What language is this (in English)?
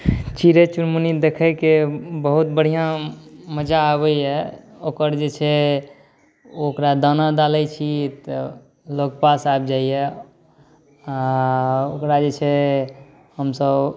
Maithili